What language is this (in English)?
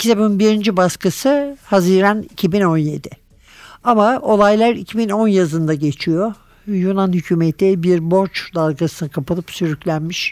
Turkish